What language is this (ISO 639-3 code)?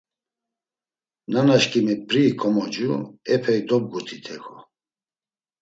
lzz